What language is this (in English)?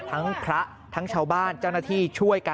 Thai